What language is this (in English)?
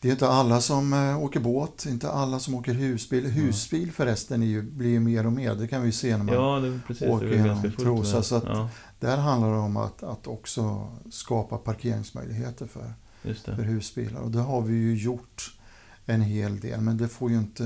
Swedish